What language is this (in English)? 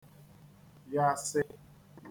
Igbo